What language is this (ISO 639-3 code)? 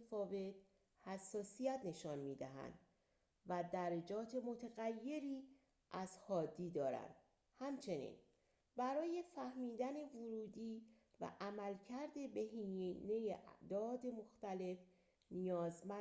fas